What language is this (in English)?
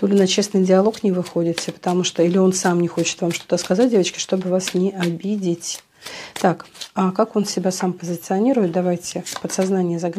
Russian